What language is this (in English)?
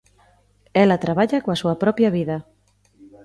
Galician